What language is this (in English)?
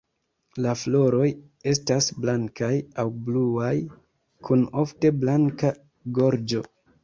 Esperanto